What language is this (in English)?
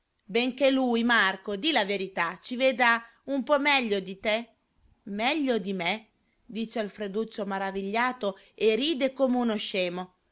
Italian